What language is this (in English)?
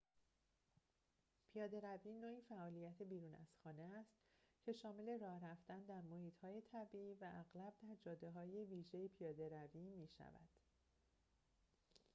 Persian